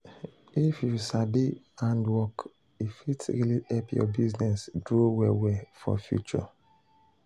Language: Nigerian Pidgin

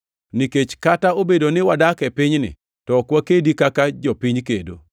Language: Luo (Kenya and Tanzania)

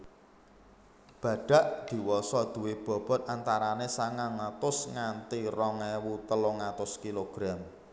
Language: Javanese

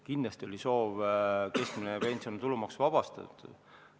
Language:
Estonian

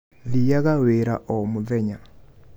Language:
Kikuyu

